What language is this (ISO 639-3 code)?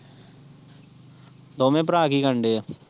pan